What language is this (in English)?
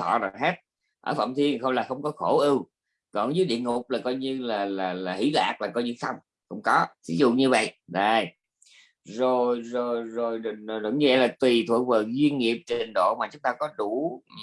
Vietnamese